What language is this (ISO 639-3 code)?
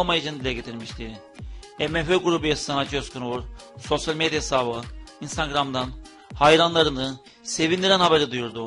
tur